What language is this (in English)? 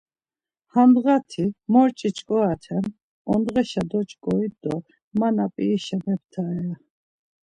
Laz